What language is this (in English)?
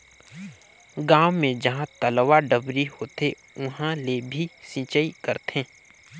Chhattisgarhi